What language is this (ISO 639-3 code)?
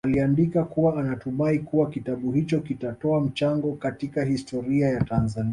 swa